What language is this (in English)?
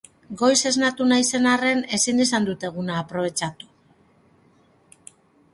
Basque